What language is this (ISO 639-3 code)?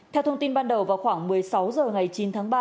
vie